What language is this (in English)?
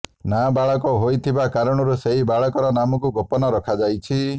Odia